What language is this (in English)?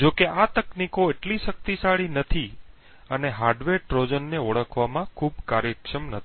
Gujarati